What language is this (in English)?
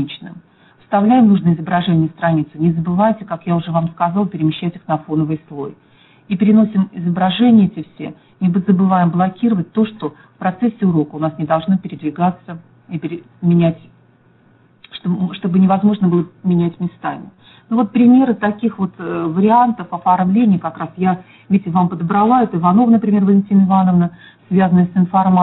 Russian